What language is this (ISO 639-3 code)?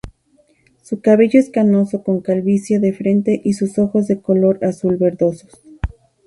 spa